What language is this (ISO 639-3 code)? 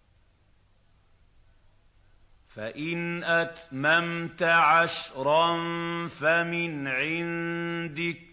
ara